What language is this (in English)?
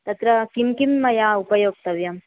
Sanskrit